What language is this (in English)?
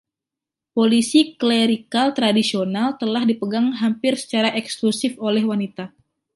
Indonesian